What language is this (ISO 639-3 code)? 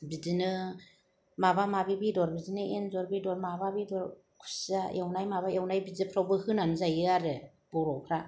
brx